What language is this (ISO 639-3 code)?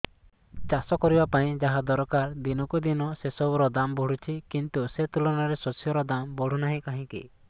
ori